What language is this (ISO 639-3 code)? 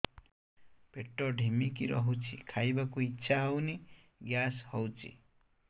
ori